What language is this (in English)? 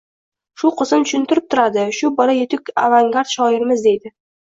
Uzbek